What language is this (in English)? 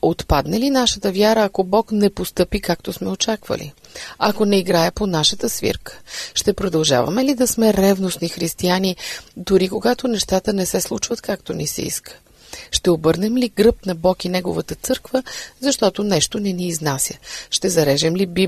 Bulgarian